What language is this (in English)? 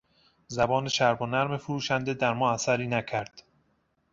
Persian